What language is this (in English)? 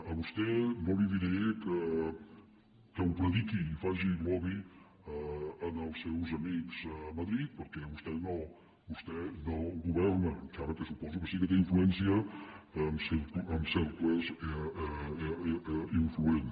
Catalan